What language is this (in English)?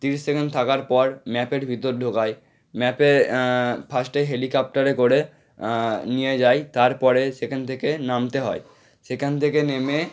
Bangla